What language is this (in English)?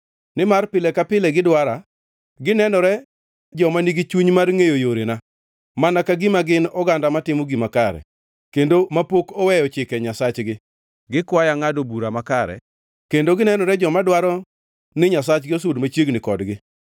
Luo (Kenya and Tanzania)